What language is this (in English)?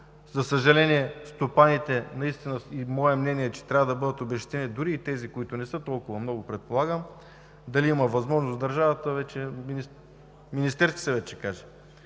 Bulgarian